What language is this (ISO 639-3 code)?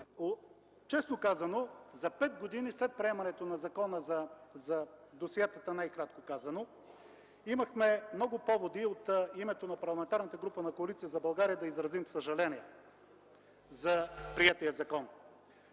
bul